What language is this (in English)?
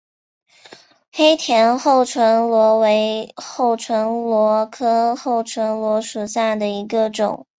Chinese